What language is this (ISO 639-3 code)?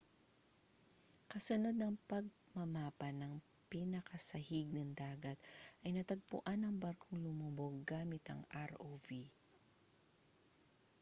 fil